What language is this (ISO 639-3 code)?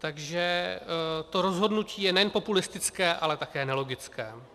ces